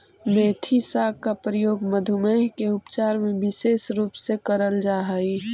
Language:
Magahi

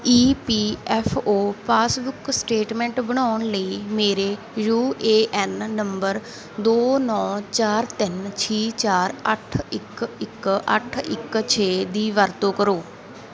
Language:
Punjabi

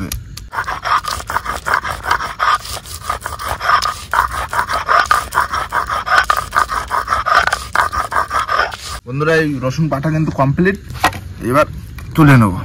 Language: Bangla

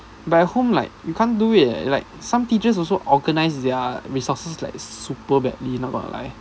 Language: English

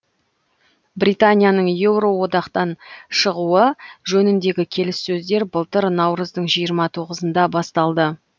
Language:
Kazakh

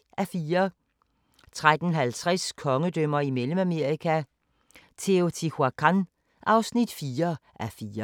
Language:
Danish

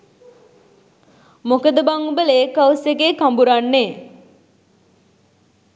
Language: Sinhala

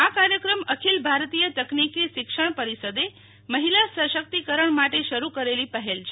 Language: Gujarati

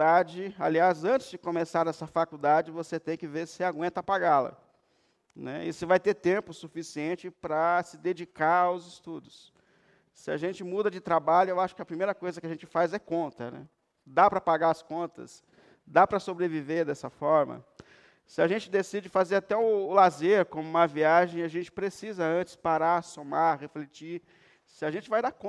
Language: Portuguese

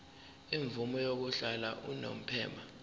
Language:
Zulu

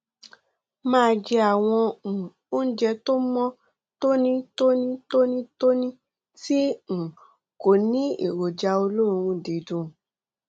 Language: Yoruba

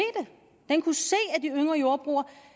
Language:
Danish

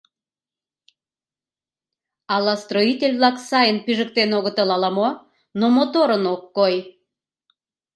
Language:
Mari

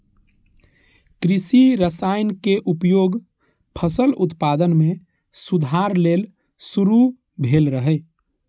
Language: Maithili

